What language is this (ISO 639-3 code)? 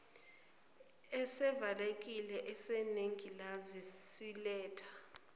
zul